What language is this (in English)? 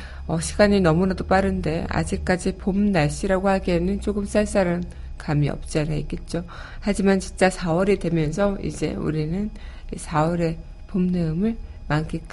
Korean